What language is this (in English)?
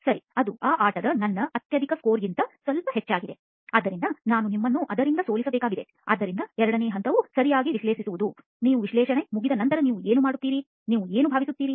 Kannada